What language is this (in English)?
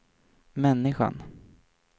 Swedish